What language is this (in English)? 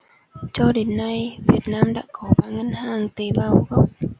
Vietnamese